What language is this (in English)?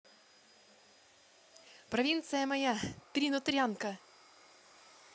Russian